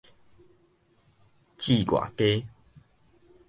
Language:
Min Nan Chinese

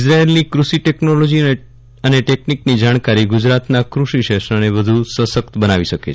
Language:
Gujarati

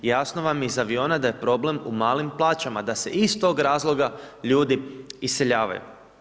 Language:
Croatian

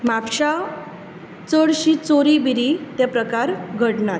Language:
Konkani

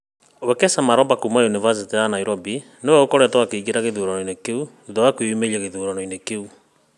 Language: Kikuyu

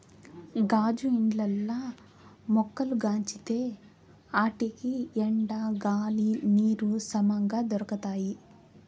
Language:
Telugu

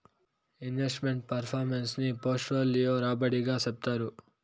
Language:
Telugu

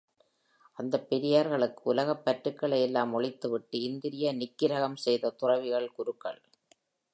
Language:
Tamil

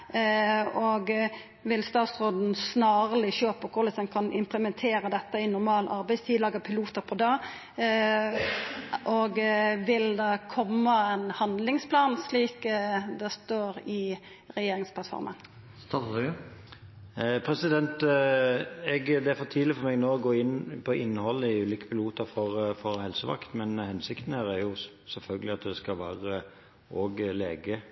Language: Norwegian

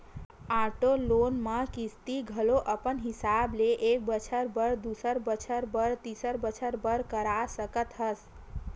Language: Chhattisgarhi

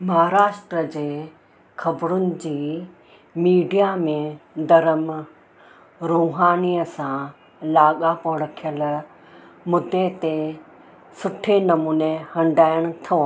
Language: Sindhi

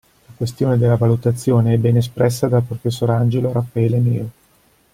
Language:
Italian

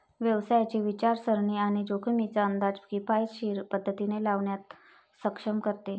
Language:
Marathi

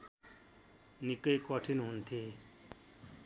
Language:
Nepali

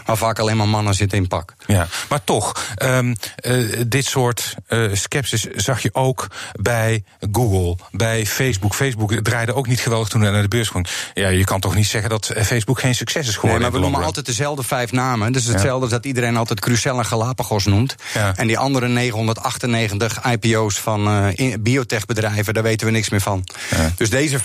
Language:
Dutch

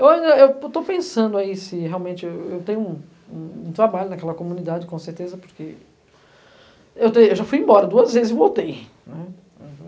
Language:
Portuguese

